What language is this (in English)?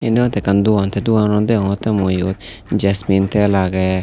Chakma